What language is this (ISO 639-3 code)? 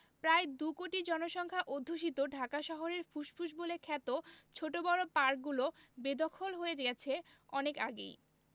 ben